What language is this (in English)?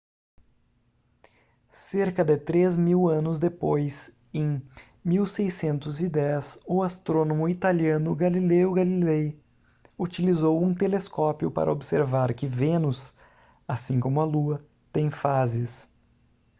Portuguese